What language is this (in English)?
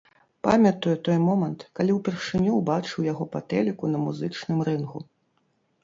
Belarusian